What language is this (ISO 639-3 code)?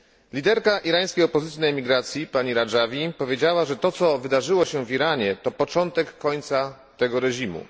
pol